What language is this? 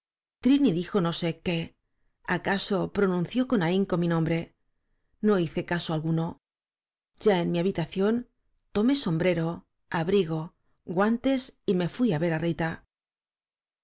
Spanish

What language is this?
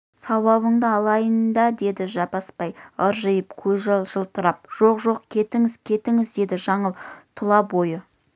Kazakh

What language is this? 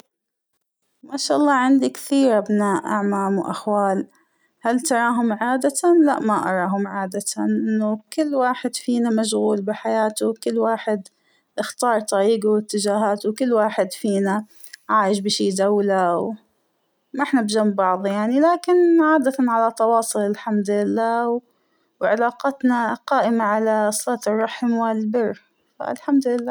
Hijazi Arabic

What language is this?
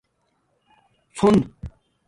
Domaaki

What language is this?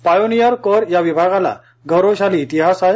Marathi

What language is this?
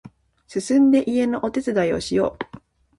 Japanese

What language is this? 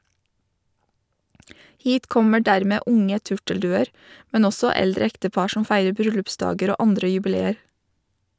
Norwegian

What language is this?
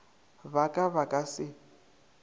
Northern Sotho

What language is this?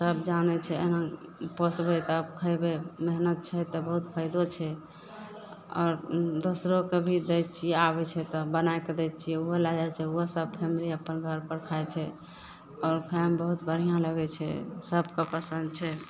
Maithili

